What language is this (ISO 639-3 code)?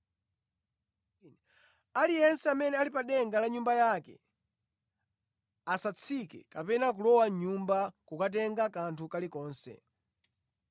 nya